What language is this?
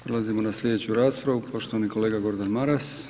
Croatian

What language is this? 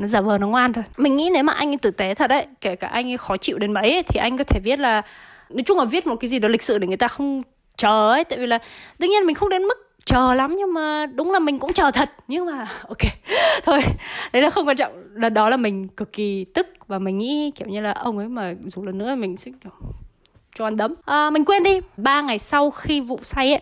Vietnamese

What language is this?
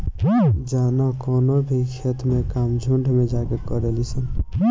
Bhojpuri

